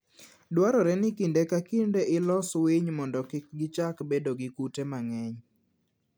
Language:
Luo (Kenya and Tanzania)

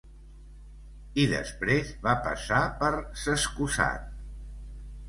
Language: Catalan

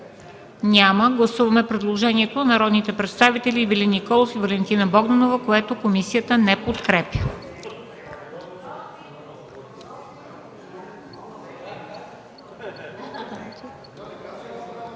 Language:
Bulgarian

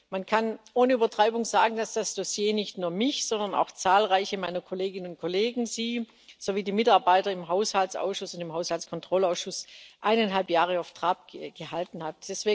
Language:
German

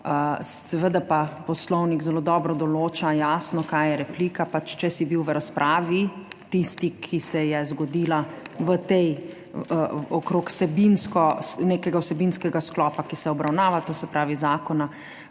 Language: Slovenian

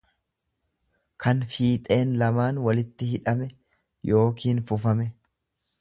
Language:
Oromo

